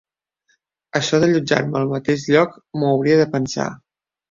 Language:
Catalan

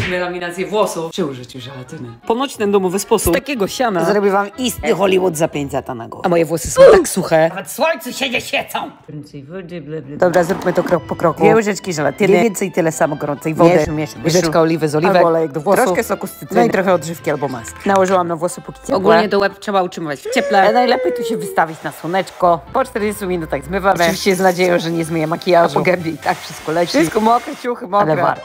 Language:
Polish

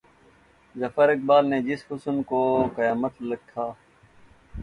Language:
Urdu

